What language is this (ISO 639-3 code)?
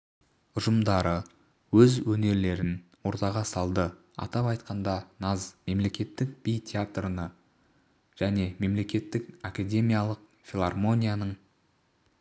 kaz